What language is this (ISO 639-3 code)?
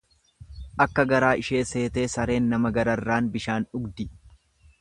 orm